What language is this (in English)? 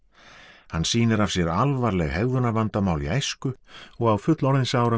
Icelandic